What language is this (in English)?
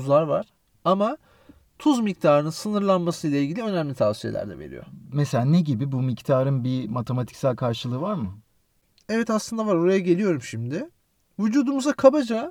Turkish